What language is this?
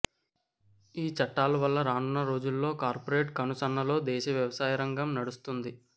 Telugu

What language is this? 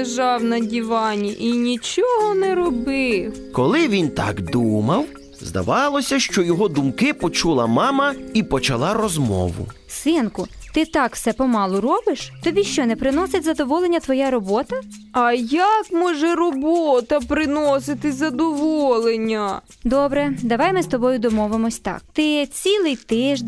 Ukrainian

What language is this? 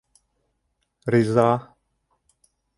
Bashkir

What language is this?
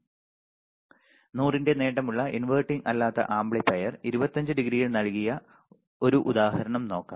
Malayalam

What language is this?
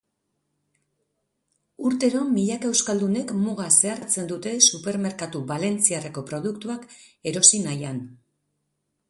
Basque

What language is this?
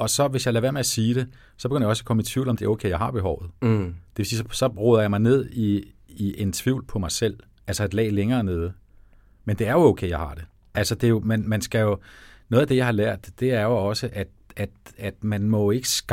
Danish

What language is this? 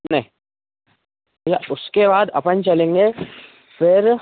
Hindi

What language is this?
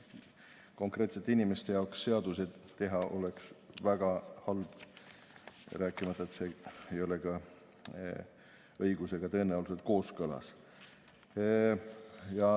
Estonian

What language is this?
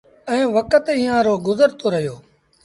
Sindhi Bhil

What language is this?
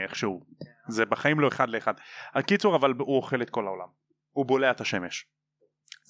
Hebrew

